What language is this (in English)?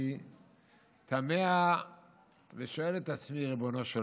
Hebrew